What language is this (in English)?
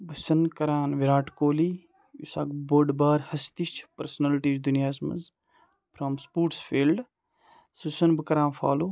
Kashmiri